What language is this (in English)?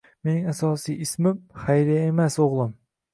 Uzbek